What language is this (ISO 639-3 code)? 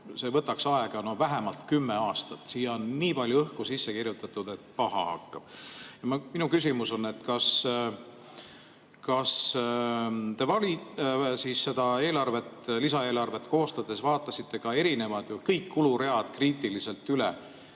est